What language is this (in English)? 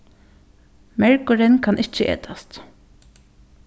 Faroese